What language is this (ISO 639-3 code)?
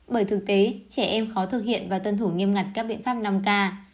vie